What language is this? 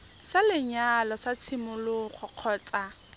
Tswana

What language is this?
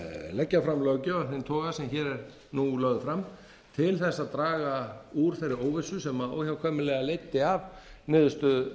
Icelandic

